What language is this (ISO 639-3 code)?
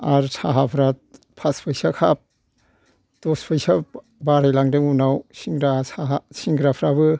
brx